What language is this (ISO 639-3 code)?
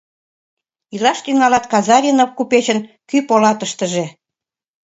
chm